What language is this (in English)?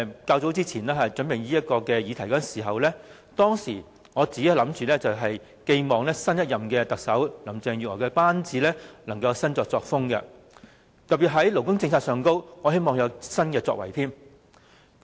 Cantonese